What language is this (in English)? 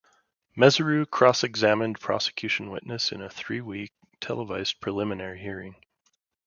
English